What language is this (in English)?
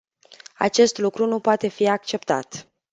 Romanian